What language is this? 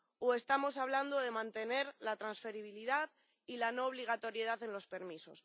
Spanish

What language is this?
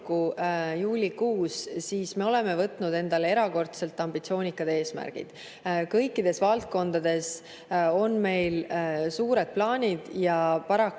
Estonian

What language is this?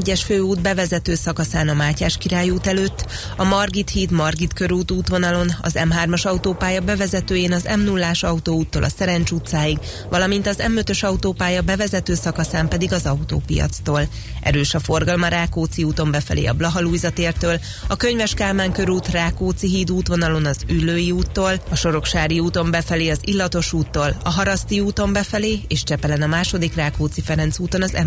Hungarian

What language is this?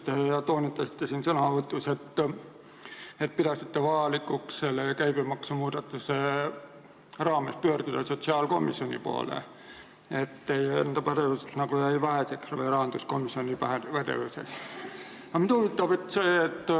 Estonian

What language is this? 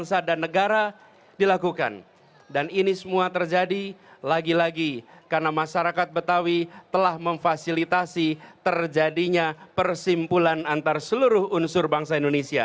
Indonesian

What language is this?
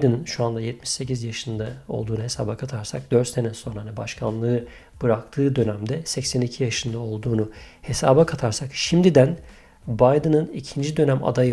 Turkish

